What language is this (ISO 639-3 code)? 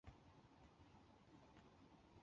zho